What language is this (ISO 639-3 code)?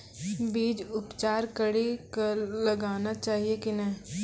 mai